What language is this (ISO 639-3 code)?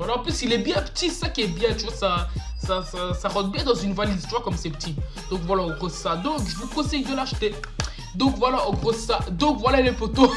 fra